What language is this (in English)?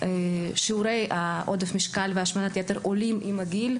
Hebrew